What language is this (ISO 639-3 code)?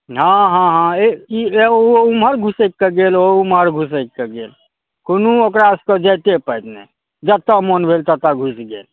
mai